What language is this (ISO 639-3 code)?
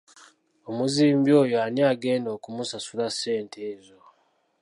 lug